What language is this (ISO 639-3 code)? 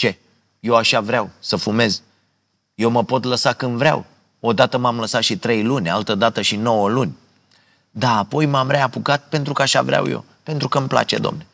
ron